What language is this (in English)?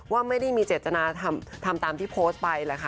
Thai